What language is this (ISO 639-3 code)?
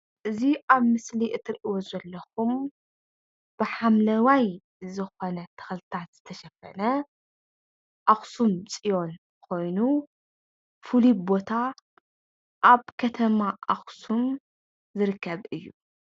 tir